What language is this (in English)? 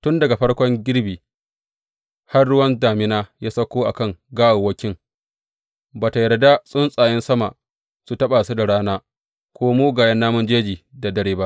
Hausa